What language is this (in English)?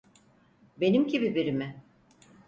Turkish